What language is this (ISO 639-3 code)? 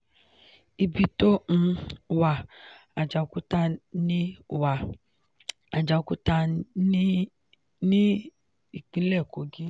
yor